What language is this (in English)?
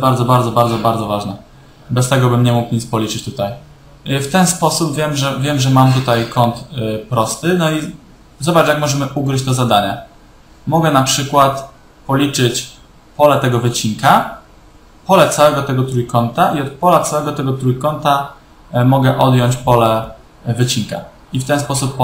Polish